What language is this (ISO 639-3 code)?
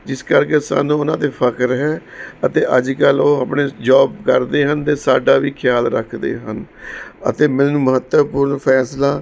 pan